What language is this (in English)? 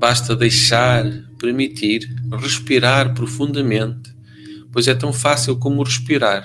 Portuguese